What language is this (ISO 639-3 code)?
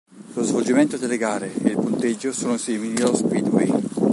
ita